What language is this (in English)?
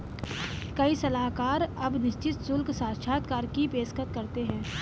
Hindi